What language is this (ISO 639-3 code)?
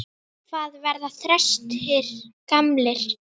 isl